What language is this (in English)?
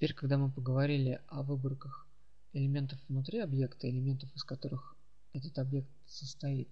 Russian